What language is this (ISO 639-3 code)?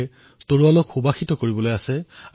asm